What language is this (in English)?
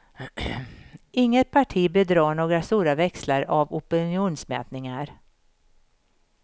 Swedish